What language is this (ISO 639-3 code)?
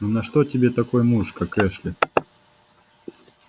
rus